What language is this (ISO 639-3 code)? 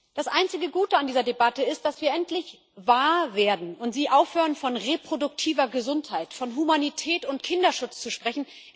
deu